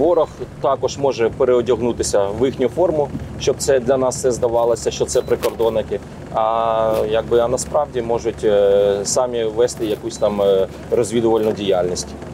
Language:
Ukrainian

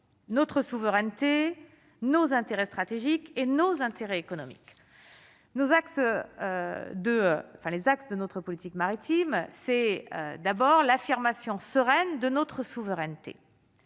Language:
French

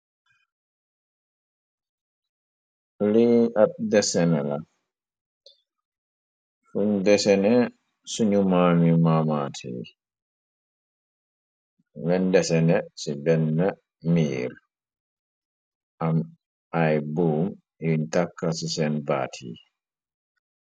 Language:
Wolof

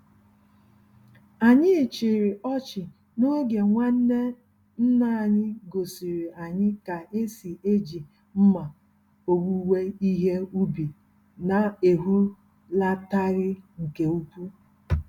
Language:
Igbo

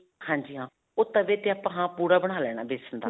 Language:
Punjabi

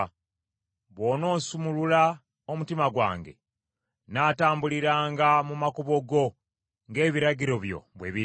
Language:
Ganda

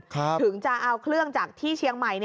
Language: Thai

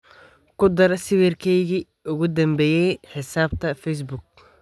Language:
Somali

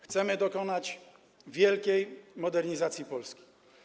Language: Polish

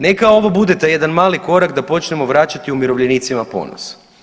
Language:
Croatian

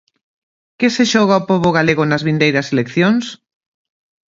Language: Galician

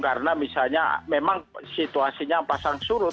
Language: Indonesian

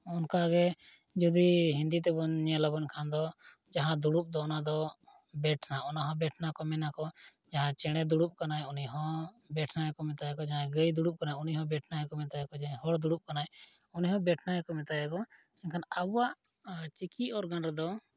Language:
Santali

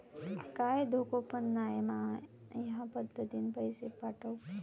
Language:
Marathi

